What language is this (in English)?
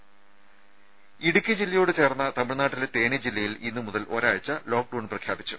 Malayalam